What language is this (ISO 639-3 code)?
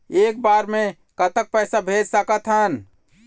hne